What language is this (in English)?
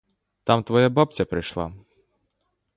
Ukrainian